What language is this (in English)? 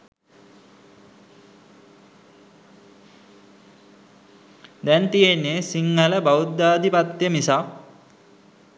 Sinhala